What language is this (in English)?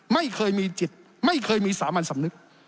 Thai